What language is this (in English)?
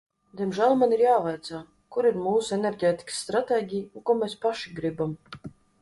Latvian